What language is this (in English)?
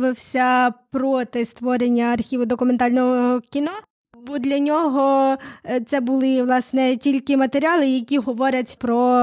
Ukrainian